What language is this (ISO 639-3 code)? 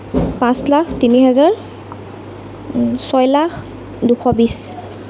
asm